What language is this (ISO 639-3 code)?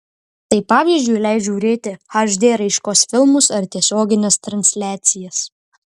lit